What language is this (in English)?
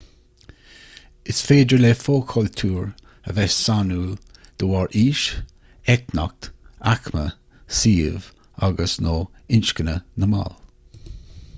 Irish